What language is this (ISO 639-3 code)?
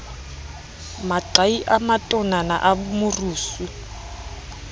sot